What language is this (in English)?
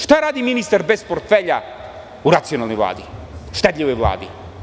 Serbian